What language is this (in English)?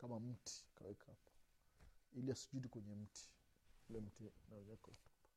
Swahili